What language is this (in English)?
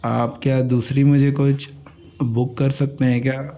Hindi